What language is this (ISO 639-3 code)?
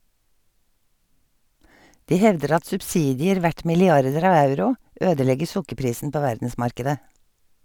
nor